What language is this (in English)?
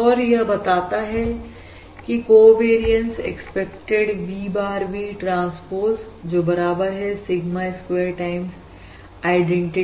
Hindi